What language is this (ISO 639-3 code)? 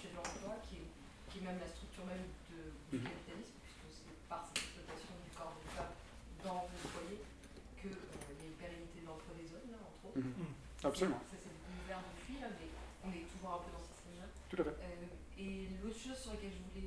fra